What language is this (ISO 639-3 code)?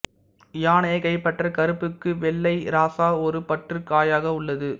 tam